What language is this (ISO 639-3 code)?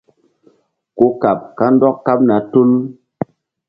mdd